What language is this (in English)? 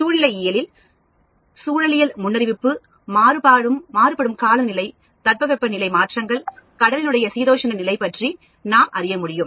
Tamil